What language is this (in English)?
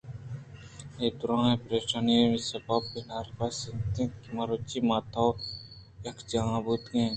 Eastern Balochi